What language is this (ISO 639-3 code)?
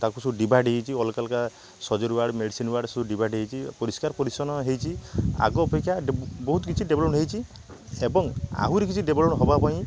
ori